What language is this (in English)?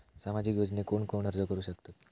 Marathi